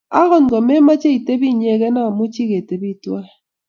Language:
Kalenjin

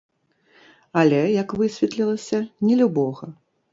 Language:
Belarusian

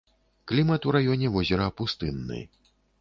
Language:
Belarusian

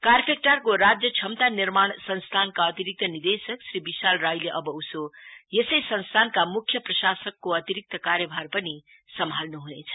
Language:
Nepali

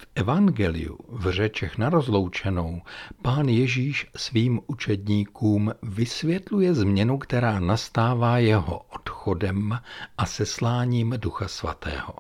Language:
Czech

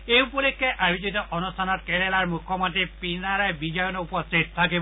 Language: Assamese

